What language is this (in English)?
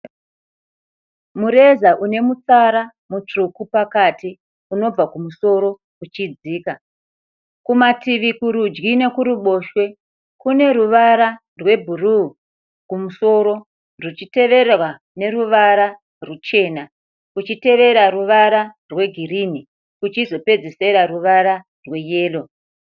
Shona